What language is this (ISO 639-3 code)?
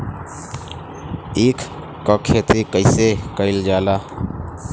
bho